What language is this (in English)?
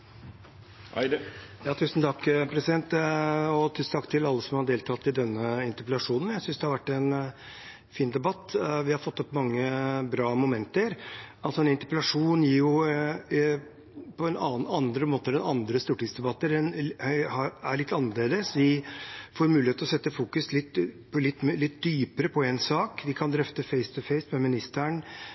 Norwegian